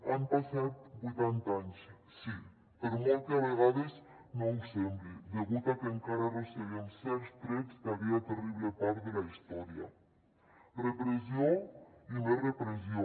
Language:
Catalan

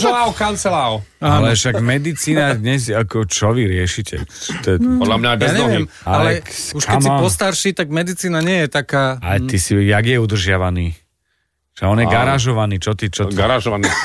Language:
Slovak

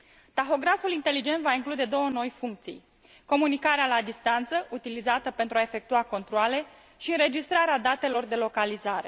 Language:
Romanian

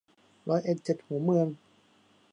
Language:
Thai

